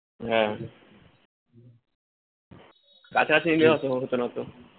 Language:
Bangla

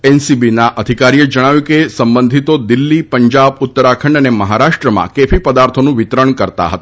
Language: Gujarati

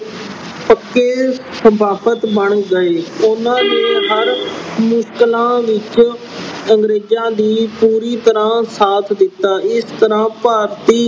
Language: Punjabi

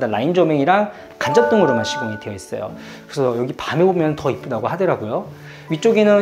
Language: Korean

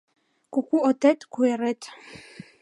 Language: Mari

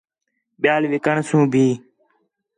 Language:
Khetrani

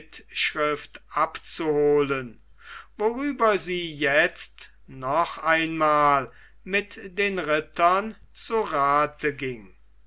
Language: German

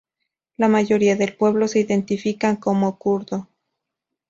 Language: Spanish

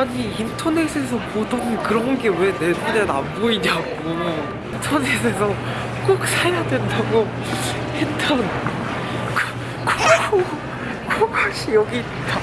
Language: Korean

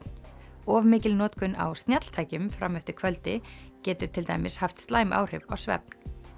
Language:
Icelandic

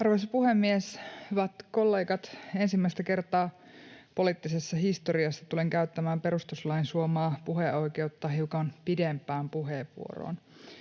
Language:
Finnish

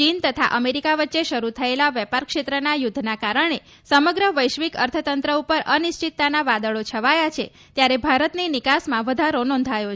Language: Gujarati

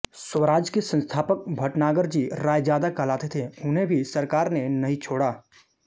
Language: Hindi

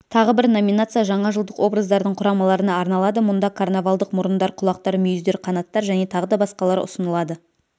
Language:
Kazakh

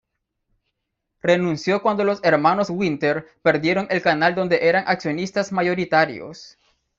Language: Spanish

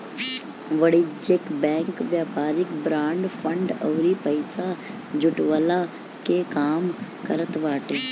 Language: Bhojpuri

